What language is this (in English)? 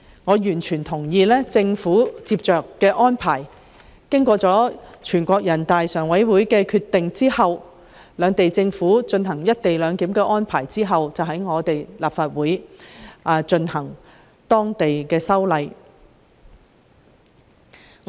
Cantonese